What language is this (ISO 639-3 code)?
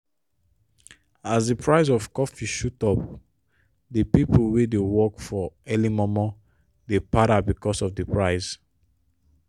pcm